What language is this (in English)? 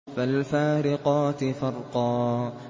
Arabic